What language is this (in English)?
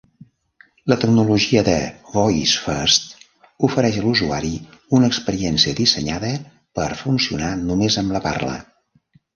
Catalan